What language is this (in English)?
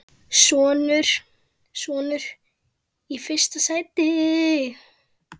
Icelandic